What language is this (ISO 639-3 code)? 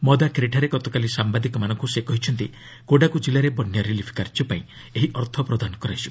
ori